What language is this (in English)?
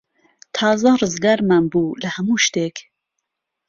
Central Kurdish